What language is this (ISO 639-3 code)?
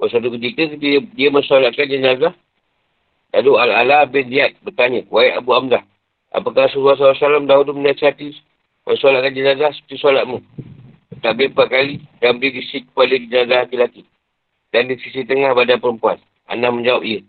msa